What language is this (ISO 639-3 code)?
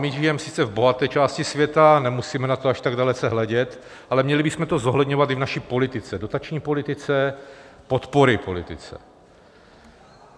ces